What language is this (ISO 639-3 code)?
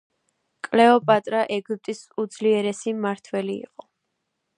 kat